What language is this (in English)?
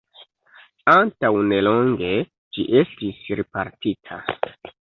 Esperanto